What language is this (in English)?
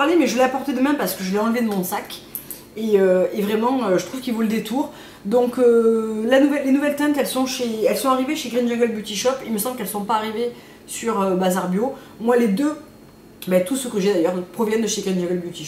French